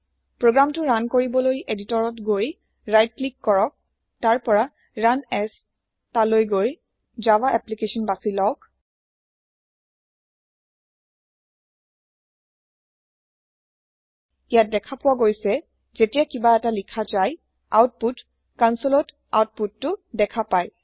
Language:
Assamese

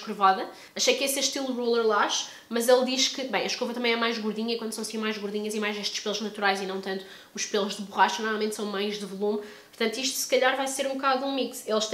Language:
Portuguese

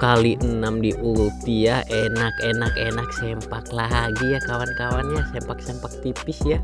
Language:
Indonesian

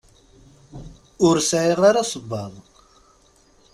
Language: Kabyle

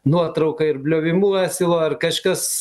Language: Lithuanian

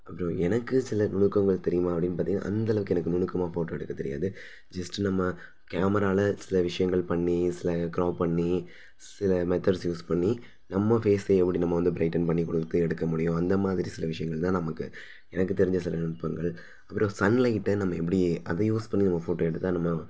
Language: Tamil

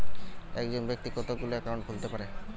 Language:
Bangla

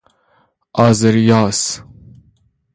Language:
Persian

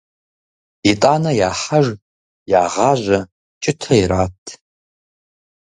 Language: Kabardian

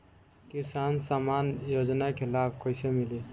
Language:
Bhojpuri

